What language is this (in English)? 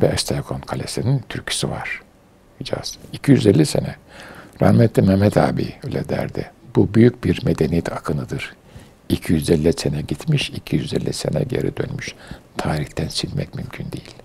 Turkish